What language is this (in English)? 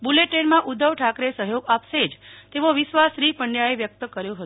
Gujarati